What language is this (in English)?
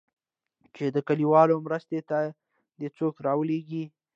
Pashto